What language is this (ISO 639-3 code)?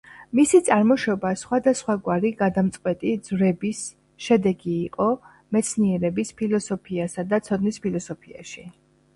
kat